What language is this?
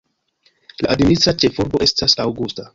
Esperanto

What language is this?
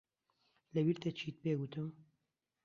Central Kurdish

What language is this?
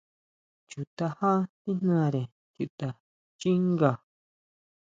Huautla Mazatec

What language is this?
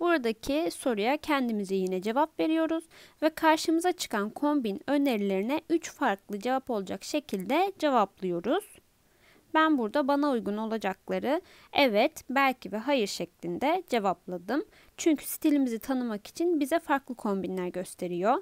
Turkish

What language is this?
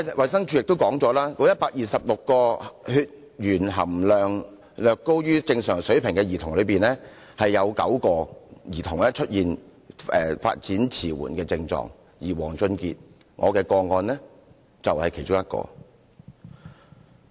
Cantonese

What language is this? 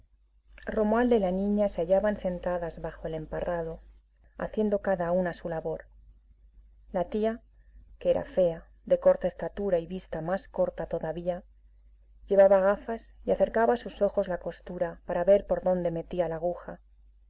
Spanish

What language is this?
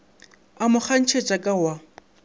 Northern Sotho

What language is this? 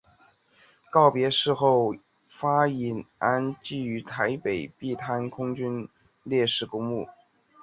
Chinese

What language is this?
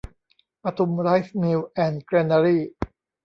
Thai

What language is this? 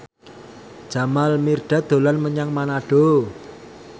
Javanese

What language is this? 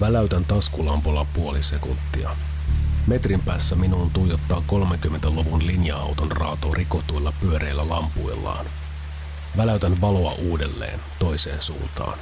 Finnish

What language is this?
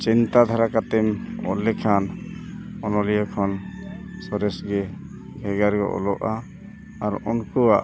Santali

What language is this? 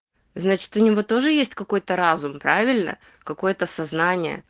Russian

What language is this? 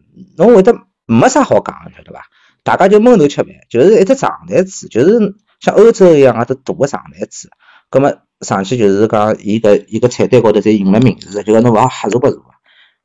Chinese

